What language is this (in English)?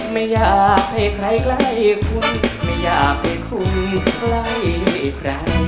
Thai